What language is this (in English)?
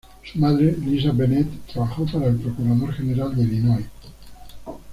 Spanish